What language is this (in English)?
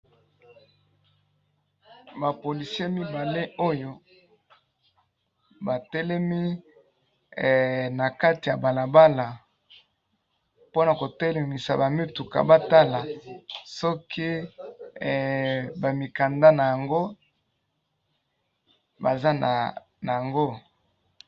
Lingala